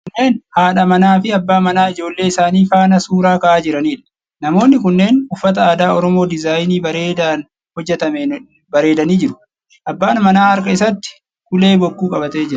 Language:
Oromo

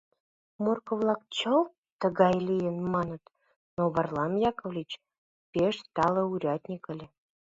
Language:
Mari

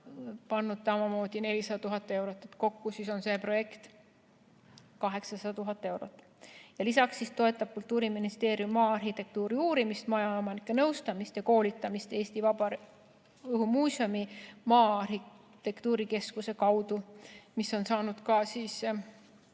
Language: Estonian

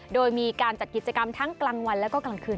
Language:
Thai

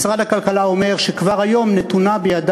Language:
Hebrew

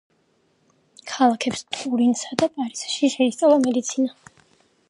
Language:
Georgian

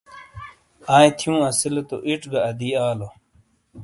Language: Shina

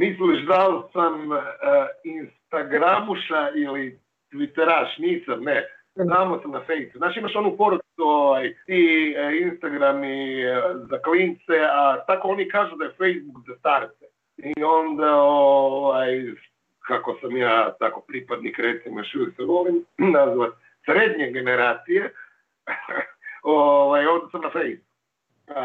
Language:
Croatian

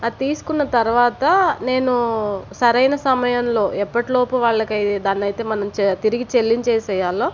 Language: Telugu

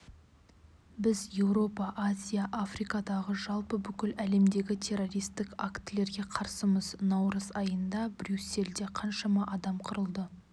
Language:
Kazakh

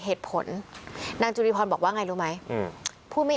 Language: Thai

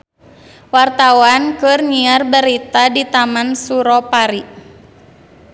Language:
Sundanese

